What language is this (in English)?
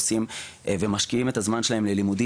Hebrew